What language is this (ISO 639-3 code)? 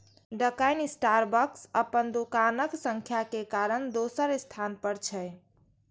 mai